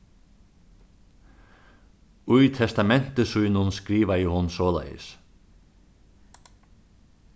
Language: Faroese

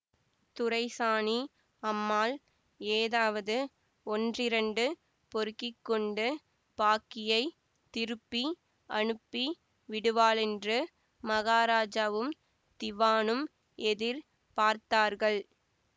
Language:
Tamil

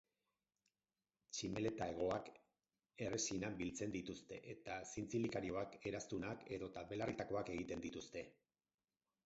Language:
Basque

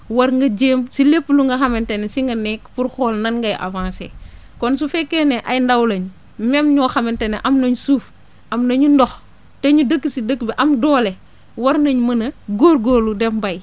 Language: Wolof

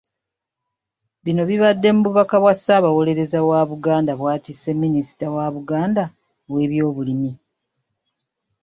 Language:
Ganda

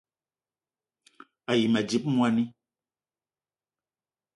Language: Eton (Cameroon)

